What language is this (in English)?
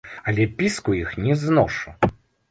Belarusian